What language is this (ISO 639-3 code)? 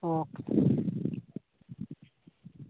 doi